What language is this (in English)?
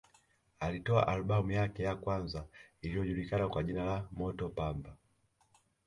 Swahili